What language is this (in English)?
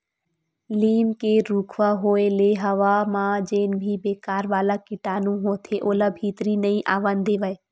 Chhattisgarhi